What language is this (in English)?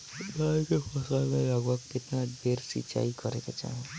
Bhojpuri